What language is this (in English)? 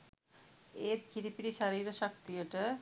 Sinhala